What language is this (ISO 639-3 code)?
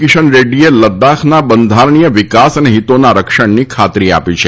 guj